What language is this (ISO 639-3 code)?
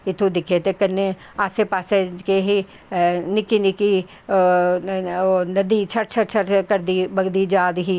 doi